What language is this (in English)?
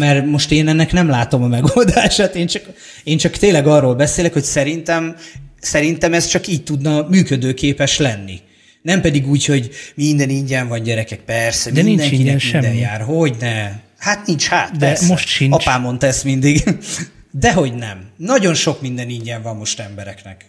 Hungarian